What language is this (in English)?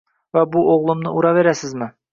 Uzbek